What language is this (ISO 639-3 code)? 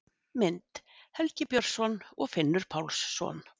isl